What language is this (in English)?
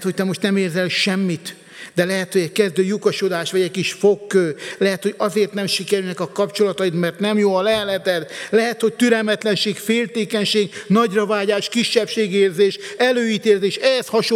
Hungarian